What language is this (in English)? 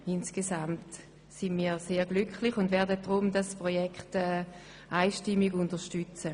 Swiss German